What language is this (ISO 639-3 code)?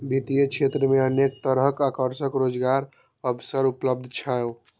mai